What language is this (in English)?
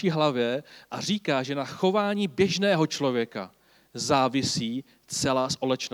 Czech